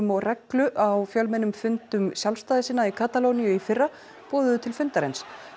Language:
Icelandic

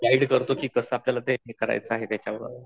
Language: Marathi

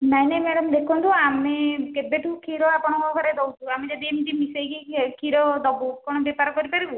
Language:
Odia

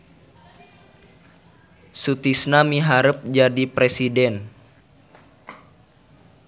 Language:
Sundanese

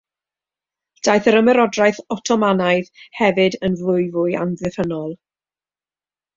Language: Welsh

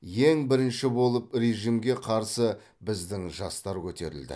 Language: Kazakh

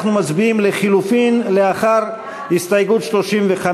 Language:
Hebrew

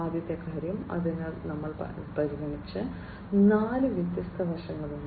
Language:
Malayalam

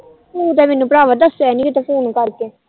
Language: Punjabi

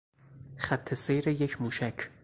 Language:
Persian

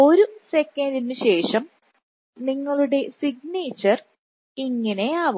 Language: Malayalam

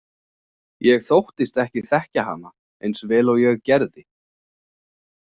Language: Icelandic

